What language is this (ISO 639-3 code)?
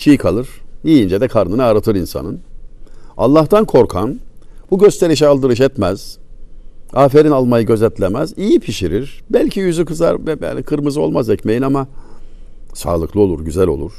tur